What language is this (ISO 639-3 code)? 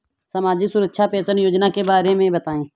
hin